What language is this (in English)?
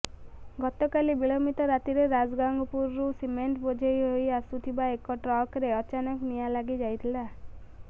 Odia